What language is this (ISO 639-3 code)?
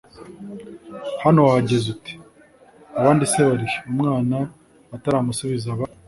kin